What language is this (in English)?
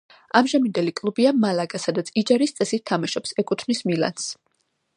Georgian